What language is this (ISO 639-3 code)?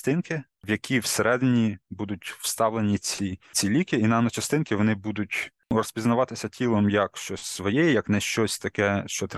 ukr